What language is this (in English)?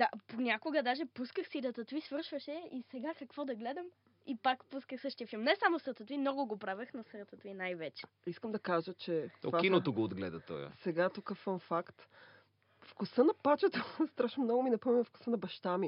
Bulgarian